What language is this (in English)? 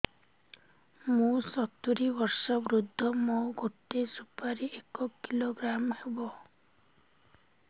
Odia